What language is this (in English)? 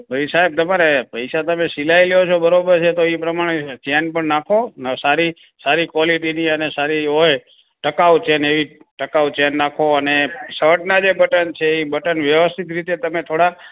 Gujarati